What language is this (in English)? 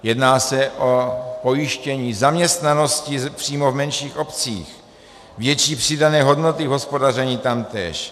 Czech